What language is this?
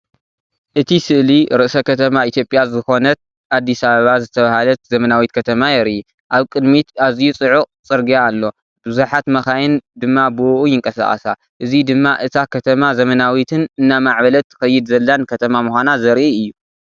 Tigrinya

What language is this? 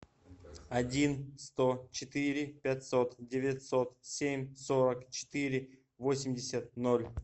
Russian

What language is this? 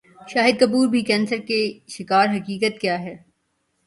Urdu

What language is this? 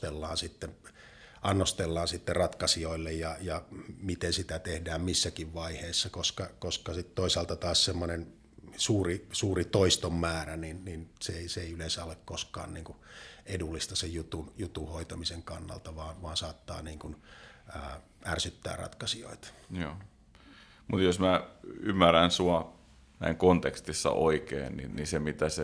Finnish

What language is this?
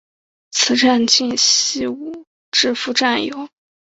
Chinese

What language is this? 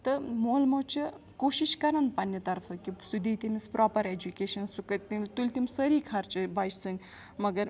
Kashmiri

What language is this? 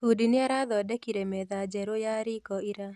Kikuyu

